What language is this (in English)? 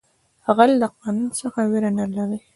Pashto